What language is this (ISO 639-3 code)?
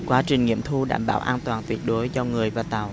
vie